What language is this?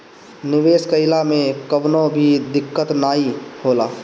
Bhojpuri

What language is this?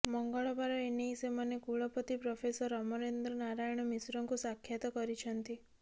Odia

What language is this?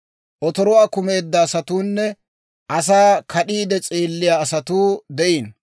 Dawro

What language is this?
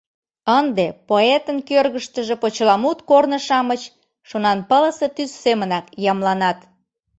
Mari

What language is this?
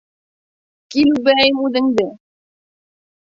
Bashkir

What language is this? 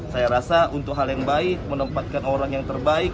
Indonesian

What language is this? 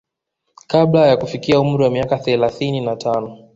Swahili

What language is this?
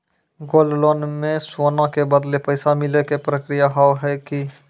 Maithili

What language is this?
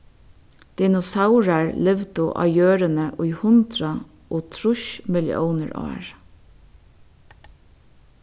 Faroese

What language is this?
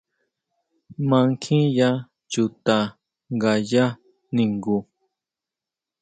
Huautla Mazatec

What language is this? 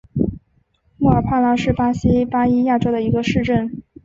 Chinese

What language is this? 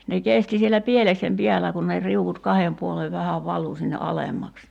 Finnish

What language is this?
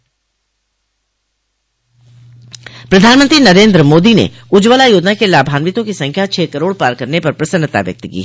Hindi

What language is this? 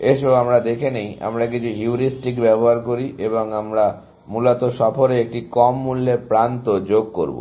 Bangla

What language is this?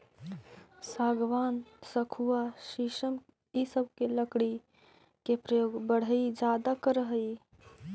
Magahi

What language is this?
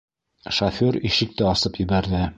Bashkir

